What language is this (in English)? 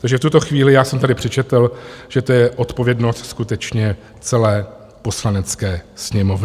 Czech